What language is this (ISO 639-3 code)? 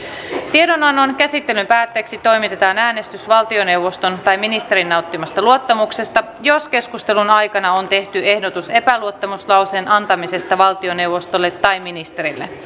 fin